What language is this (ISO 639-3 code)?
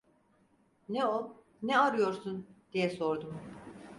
tur